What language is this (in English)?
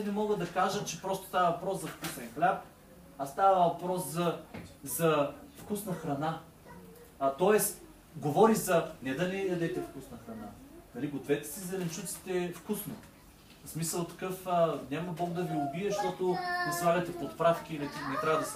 Bulgarian